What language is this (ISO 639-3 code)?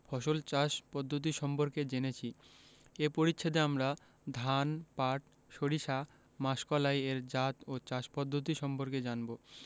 ben